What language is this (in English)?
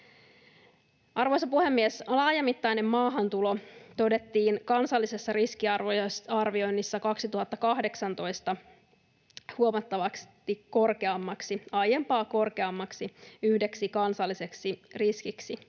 Finnish